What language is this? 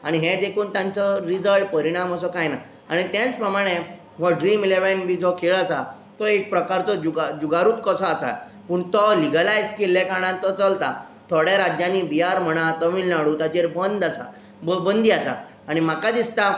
Konkani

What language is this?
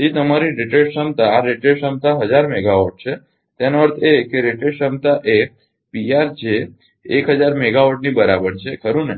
Gujarati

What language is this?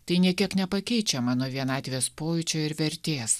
Lithuanian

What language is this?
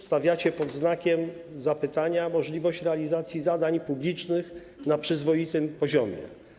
Polish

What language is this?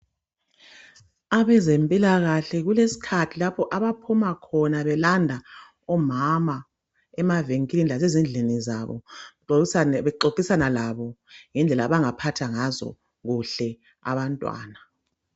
North Ndebele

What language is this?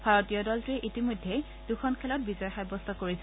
Assamese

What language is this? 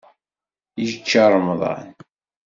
Kabyle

